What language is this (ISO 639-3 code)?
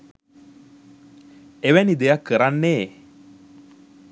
sin